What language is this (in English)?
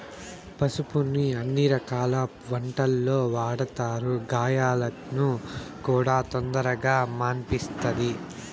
Telugu